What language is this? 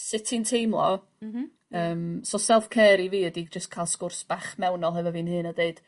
Welsh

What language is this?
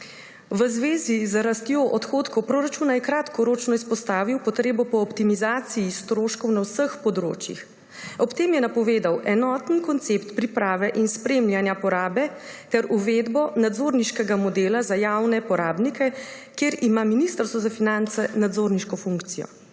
Slovenian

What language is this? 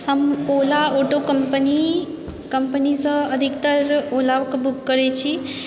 Maithili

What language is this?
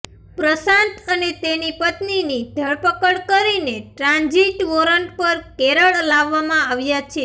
Gujarati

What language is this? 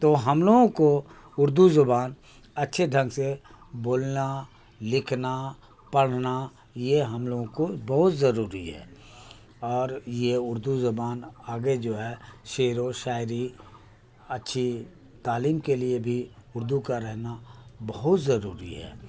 Urdu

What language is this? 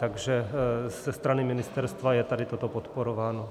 Czech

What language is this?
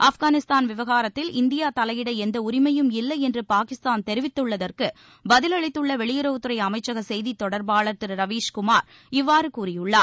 Tamil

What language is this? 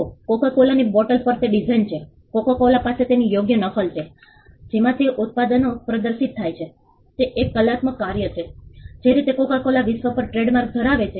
Gujarati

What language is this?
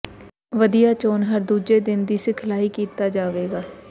Punjabi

